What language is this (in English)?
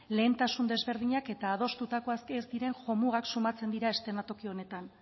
Basque